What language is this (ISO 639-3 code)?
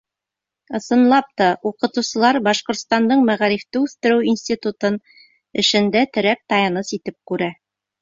bak